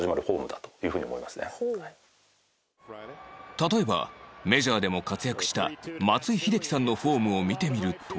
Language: Japanese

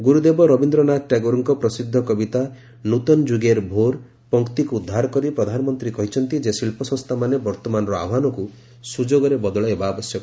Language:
Odia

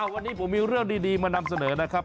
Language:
Thai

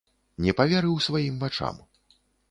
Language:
Belarusian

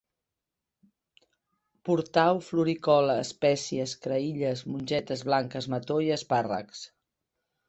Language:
Catalan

